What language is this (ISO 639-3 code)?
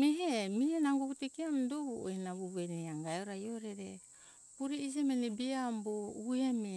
hkk